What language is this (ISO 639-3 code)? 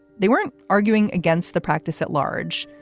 eng